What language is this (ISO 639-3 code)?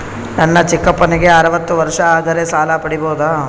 kan